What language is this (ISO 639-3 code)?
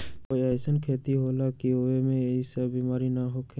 mag